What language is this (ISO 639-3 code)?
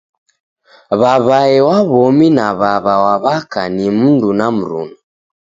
dav